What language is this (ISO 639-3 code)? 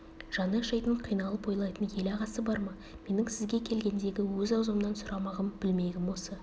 kaz